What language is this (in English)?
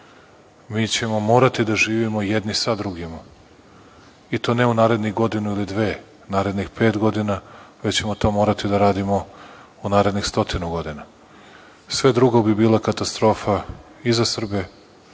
Serbian